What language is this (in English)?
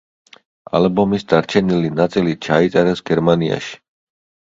Georgian